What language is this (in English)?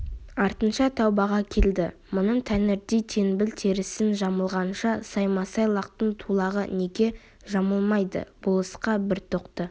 Kazakh